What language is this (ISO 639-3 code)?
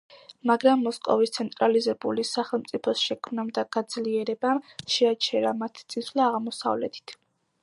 kat